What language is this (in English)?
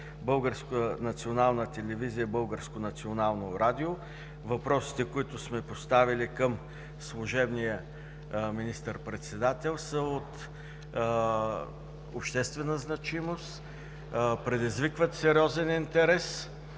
Bulgarian